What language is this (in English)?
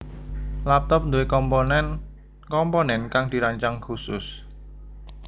Javanese